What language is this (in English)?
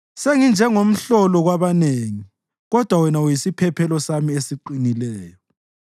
North Ndebele